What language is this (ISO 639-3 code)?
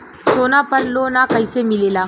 bho